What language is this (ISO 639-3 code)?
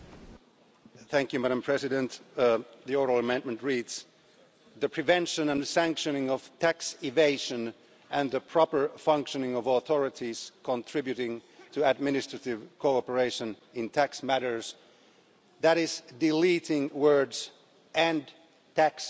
eng